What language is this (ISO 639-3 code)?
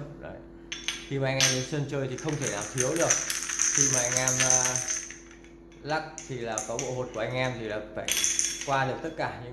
vie